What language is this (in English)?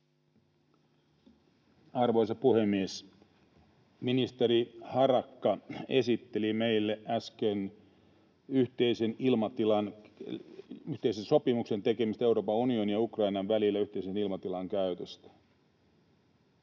Finnish